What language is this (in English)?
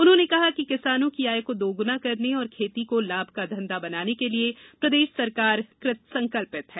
Hindi